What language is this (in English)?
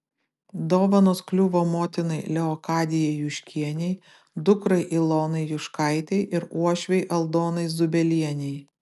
Lithuanian